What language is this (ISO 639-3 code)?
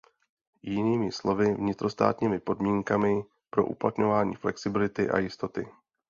ces